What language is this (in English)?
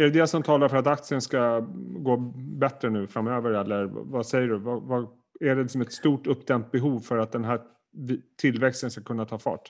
Swedish